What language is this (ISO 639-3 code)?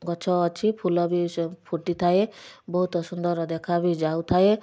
ori